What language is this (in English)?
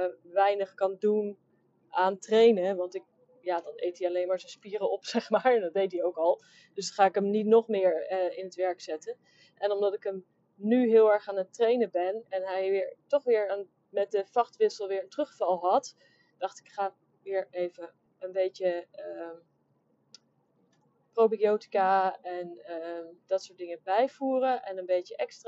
Dutch